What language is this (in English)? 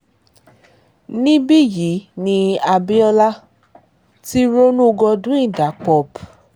Yoruba